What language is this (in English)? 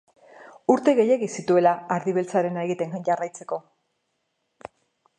Basque